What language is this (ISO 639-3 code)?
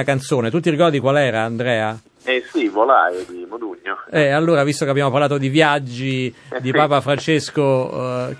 ita